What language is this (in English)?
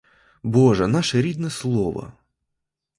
Ukrainian